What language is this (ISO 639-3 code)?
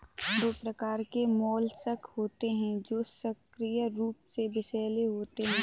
hin